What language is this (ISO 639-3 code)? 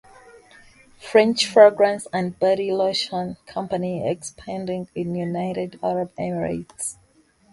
eng